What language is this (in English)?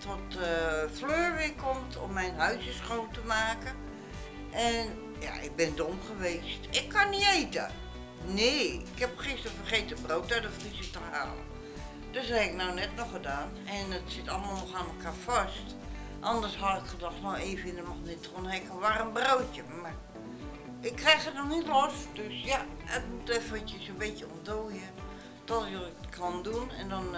Dutch